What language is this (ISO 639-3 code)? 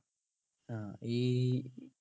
mal